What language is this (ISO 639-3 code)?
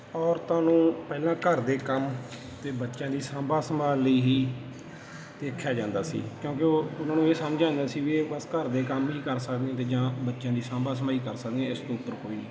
pan